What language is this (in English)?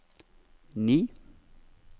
Norwegian